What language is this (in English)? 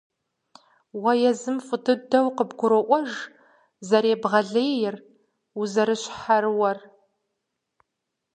Kabardian